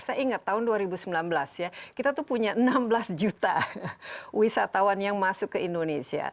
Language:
Indonesian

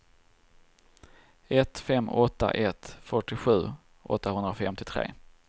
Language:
Swedish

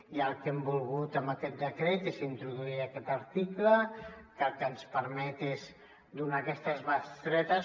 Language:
Catalan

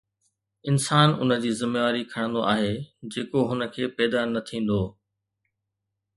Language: Sindhi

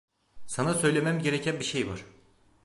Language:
Turkish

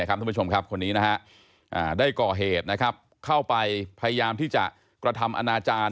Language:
Thai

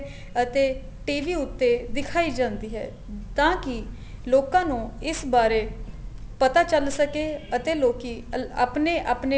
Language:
Punjabi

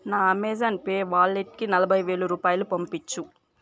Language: Telugu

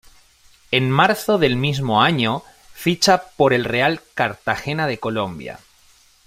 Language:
Spanish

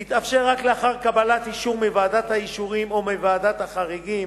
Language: Hebrew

